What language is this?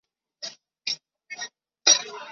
Chinese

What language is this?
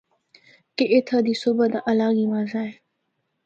Northern Hindko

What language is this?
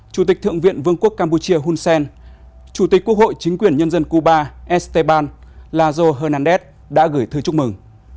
Vietnamese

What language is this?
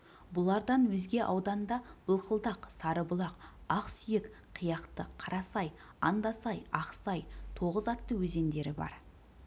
Kazakh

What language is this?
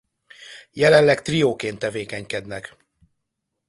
Hungarian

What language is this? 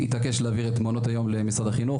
Hebrew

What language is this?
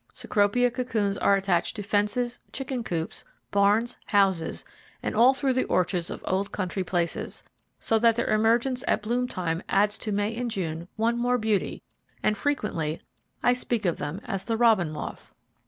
English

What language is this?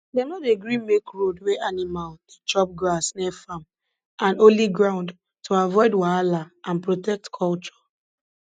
Nigerian Pidgin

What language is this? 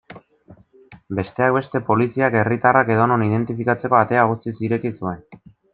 Basque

